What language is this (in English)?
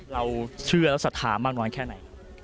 Thai